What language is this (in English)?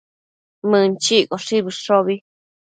Matsés